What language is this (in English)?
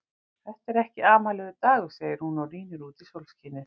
Icelandic